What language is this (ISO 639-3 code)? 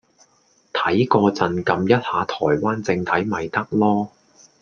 yue